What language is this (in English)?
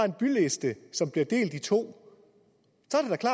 Danish